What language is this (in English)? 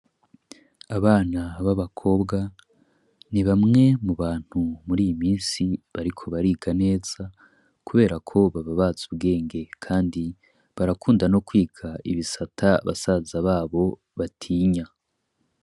Rundi